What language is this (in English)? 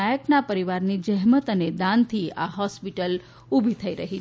Gujarati